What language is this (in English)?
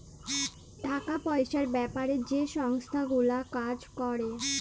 Bangla